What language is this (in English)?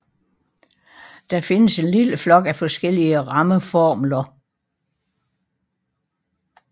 Danish